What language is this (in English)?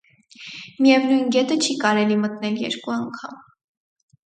Armenian